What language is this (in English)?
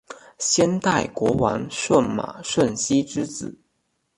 Chinese